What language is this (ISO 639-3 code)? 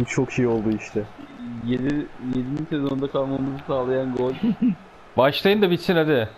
tur